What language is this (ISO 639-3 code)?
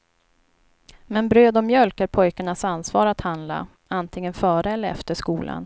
swe